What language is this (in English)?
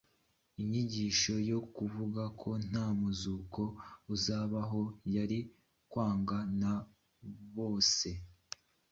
Kinyarwanda